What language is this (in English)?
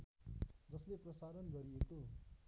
Nepali